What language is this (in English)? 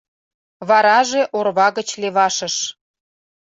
Mari